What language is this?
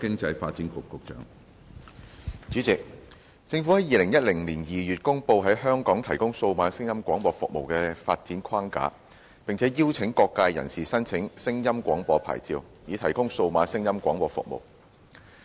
Cantonese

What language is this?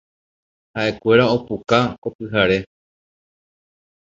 Guarani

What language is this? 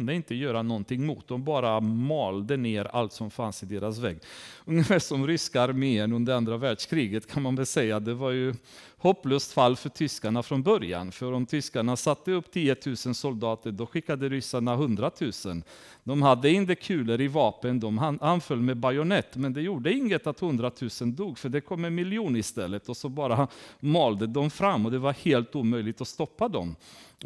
Swedish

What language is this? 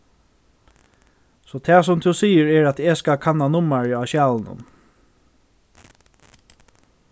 Faroese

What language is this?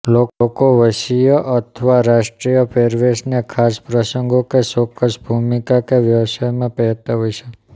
Gujarati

